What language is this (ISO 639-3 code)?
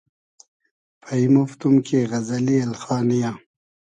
haz